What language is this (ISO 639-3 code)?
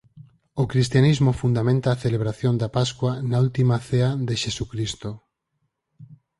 glg